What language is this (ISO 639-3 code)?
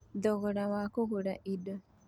kik